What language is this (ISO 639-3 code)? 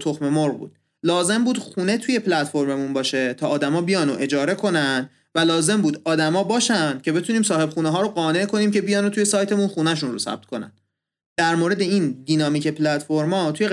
fas